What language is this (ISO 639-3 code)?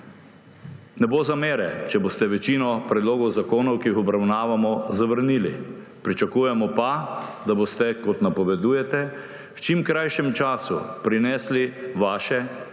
slv